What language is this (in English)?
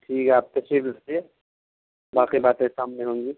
Urdu